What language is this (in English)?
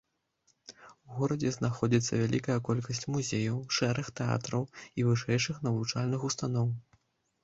Belarusian